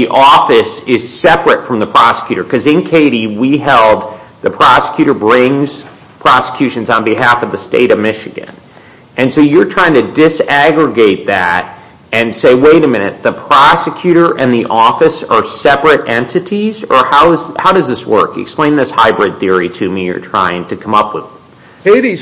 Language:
English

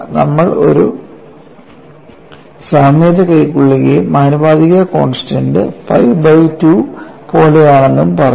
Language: Malayalam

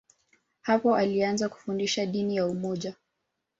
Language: Swahili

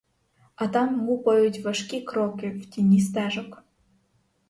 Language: Ukrainian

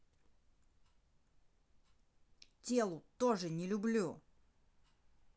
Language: Russian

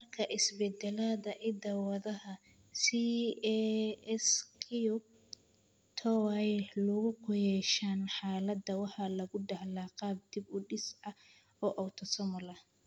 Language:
Somali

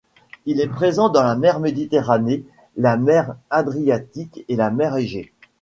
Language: French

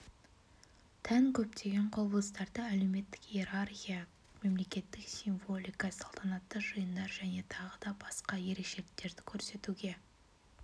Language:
Kazakh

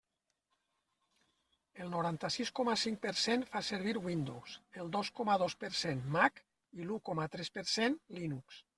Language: Catalan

